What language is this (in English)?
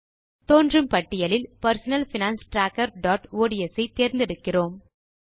Tamil